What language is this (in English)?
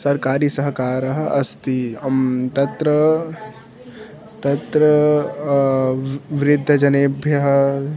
Sanskrit